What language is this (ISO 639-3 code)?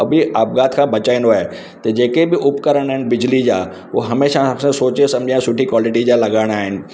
snd